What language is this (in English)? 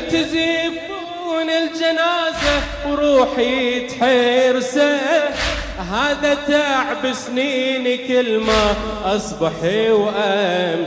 Arabic